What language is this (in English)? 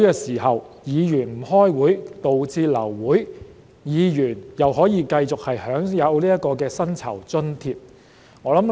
Cantonese